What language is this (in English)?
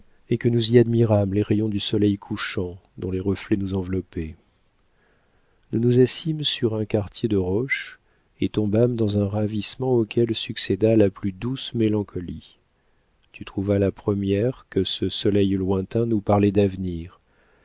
French